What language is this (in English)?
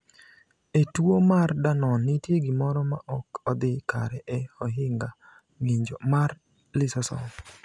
Luo (Kenya and Tanzania)